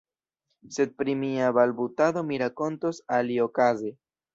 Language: Esperanto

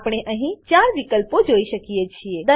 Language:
Gujarati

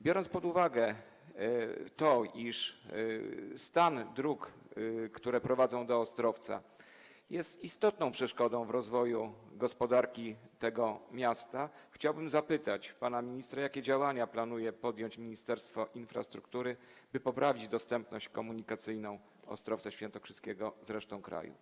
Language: Polish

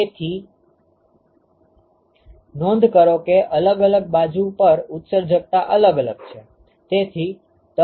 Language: Gujarati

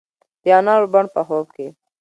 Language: Pashto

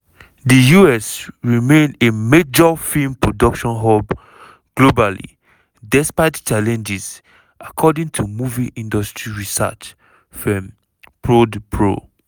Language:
Nigerian Pidgin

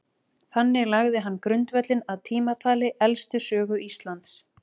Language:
Icelandic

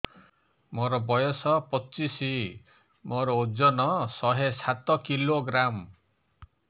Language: Odia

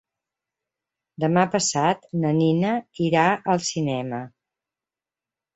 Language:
Catalan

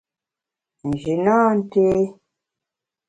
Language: Bamun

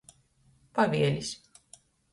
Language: Latgalian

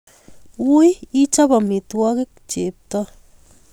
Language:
Kalenjin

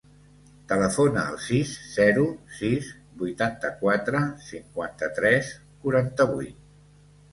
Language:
Catalan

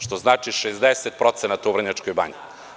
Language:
Serbian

